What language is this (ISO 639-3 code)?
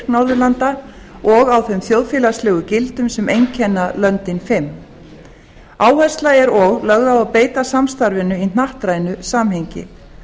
isl